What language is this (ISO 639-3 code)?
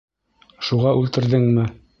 bak